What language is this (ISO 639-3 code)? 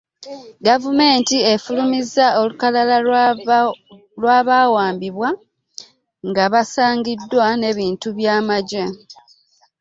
lug